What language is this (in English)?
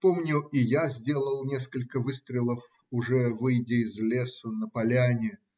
Russian